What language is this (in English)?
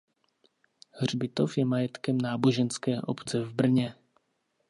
Czech